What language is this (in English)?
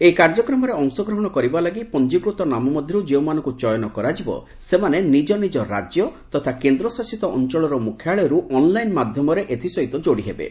Odia